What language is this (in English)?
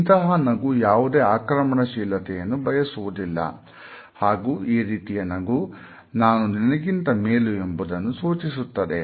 Kannada